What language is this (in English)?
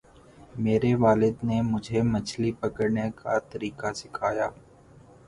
Urdu